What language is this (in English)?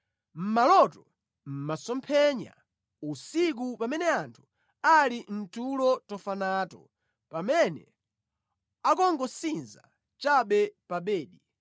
Nyanja